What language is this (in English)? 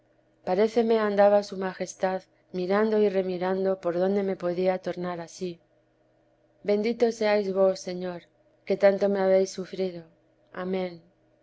Spanish